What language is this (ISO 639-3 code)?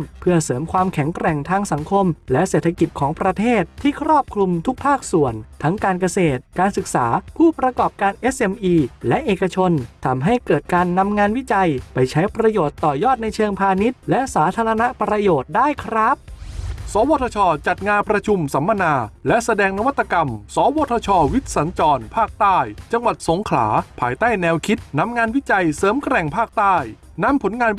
tha